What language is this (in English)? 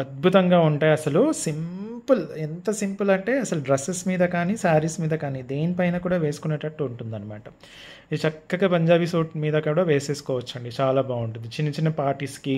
Telugu